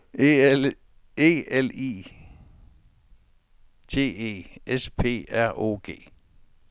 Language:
Danish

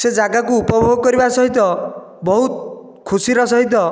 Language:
Odia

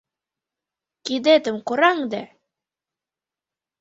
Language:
Mari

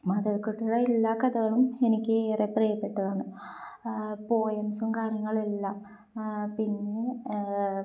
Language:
Malayalam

